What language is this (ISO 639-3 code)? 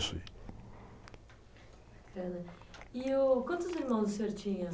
por